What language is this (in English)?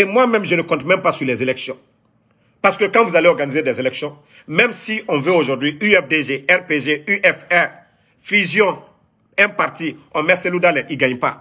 French